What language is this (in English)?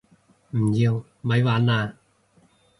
Cantonese